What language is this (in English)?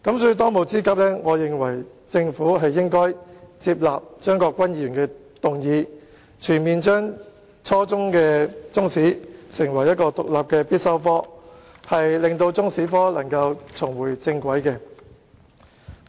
Cantonese